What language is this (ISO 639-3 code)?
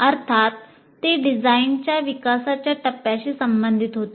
mar